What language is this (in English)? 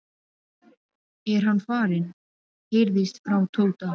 Icelandic